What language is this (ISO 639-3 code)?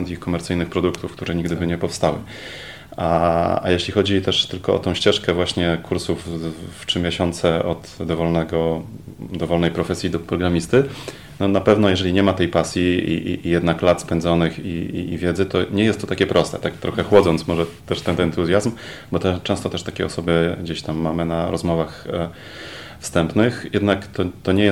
pol